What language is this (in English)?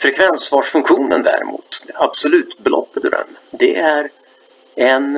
Swedish